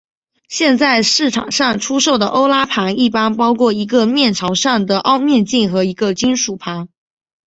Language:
Chinese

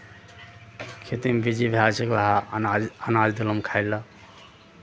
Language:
Maithili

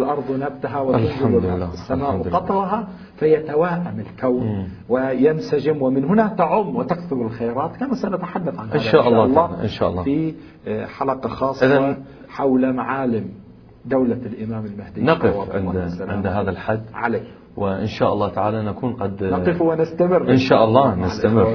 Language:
Arabic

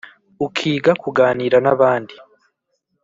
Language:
Kinyarwanda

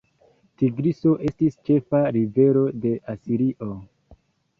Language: Esperanto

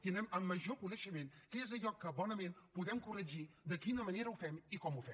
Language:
Catalan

